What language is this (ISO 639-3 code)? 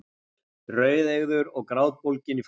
isl